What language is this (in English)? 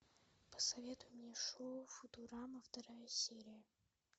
Russian